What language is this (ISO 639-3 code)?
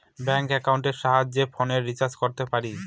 ben